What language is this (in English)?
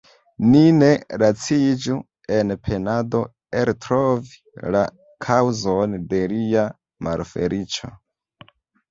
Esperanto